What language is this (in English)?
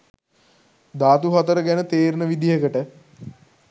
Sinhala